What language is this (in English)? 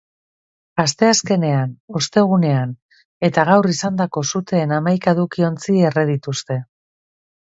Basque